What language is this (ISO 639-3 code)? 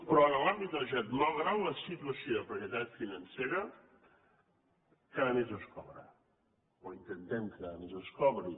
cat